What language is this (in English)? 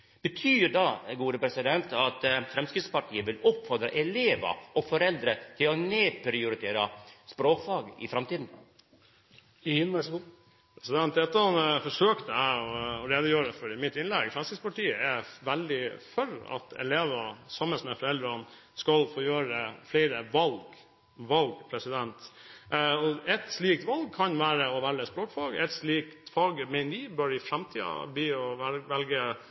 Norwegian